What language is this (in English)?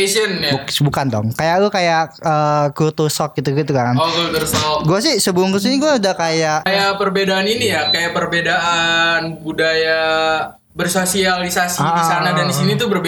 Indonesian